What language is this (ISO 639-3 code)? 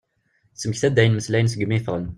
kab